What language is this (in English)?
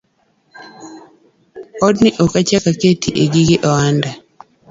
Luo (Kenya and Tanzania)